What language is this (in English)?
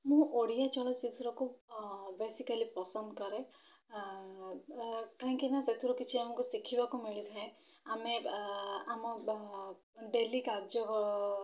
Odia